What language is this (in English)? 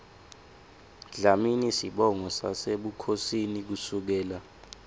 Swati